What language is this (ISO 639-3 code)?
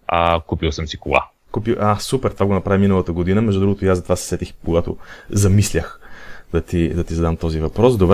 bul